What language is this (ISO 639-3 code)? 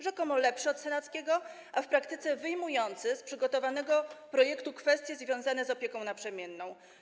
pol